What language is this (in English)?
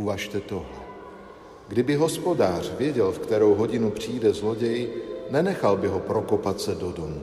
Czech